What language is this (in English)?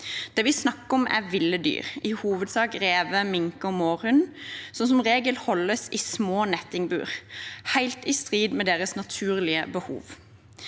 Norwegian